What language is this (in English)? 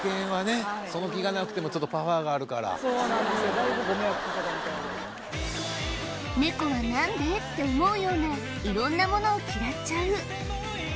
Japanese